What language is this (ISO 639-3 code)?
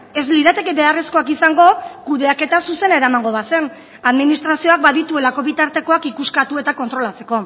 eus